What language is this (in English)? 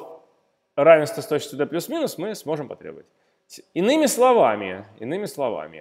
Russian